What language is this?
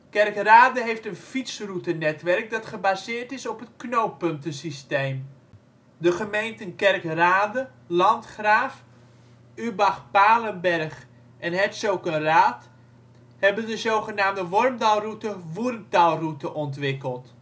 Dutch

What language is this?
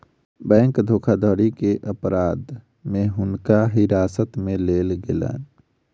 Maithili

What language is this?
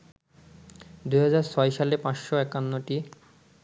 Bangla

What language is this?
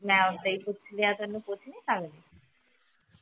Punjabi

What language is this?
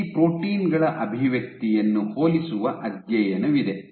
Kannada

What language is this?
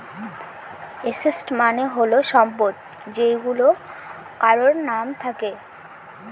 Bangla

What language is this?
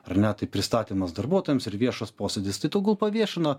Lithuanian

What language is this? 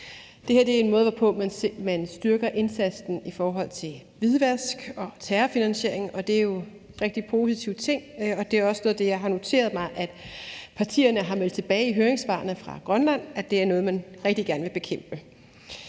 Danish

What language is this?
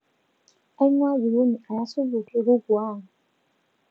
Masai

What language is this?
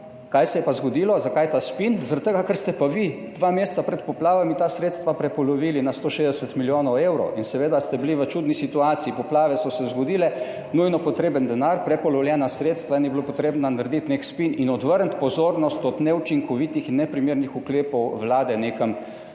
Slovenian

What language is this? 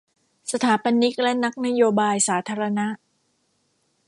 Thai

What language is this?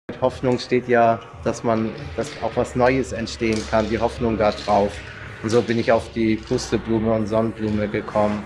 German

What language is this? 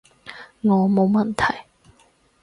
Cantonese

